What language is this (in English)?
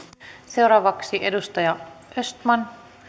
Finnish